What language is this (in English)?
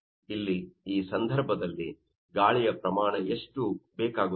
Kannada